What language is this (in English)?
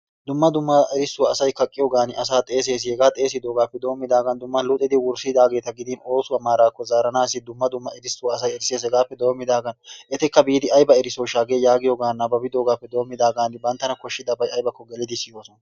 Wolaytta